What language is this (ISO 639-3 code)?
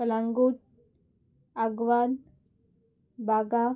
kok